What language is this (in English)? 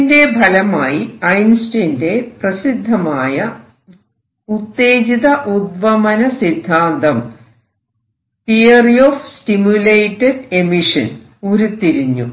Malayalam